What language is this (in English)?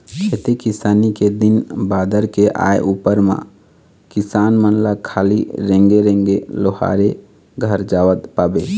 Chhattisgarhi